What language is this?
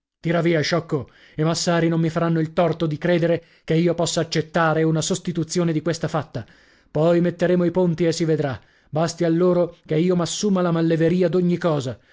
Italian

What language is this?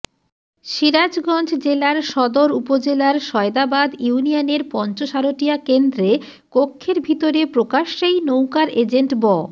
Bangla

